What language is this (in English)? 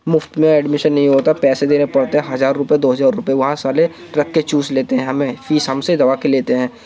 Urdu